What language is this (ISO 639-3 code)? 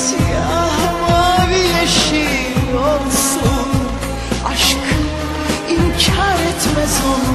tur